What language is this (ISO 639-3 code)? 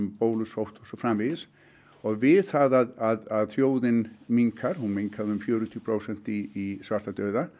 isl